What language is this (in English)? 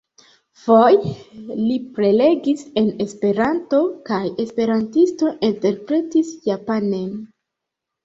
Esperanto